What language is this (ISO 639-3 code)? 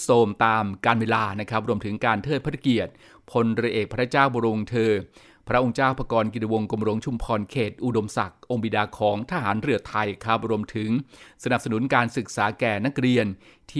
tha